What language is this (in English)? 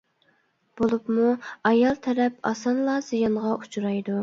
Uyghur